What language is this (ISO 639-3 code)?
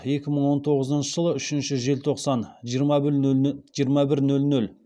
kaz